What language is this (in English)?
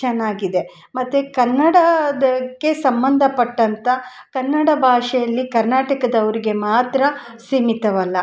Kannada